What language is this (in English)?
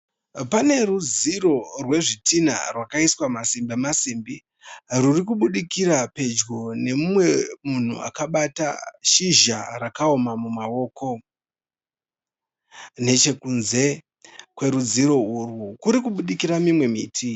Shona